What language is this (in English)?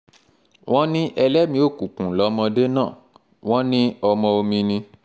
Yoruba